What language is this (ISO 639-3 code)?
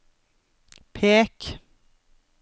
nor